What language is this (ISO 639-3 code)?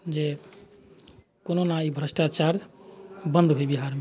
mai